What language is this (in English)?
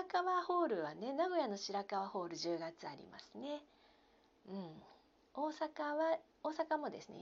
Japanese